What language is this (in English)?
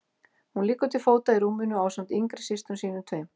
Icelandic